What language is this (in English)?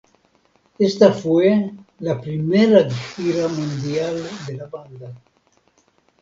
Spanish